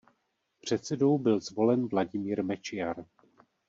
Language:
Czech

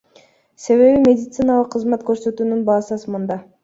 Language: Kyrgyz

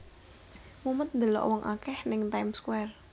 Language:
Javanese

